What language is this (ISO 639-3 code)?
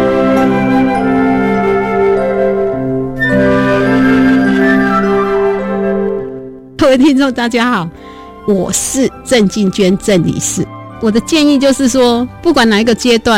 zho